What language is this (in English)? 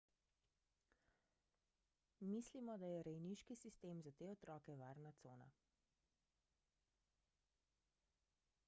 Slovenian